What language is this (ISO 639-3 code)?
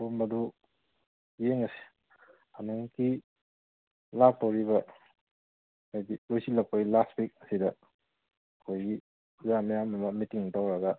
mni